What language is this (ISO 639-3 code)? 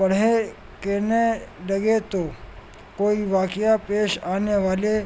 urd